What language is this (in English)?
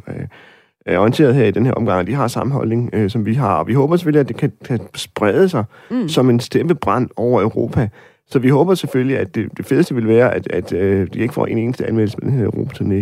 Danish